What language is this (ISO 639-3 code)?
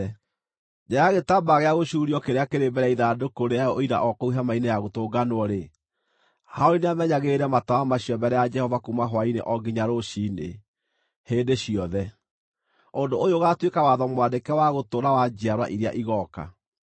kik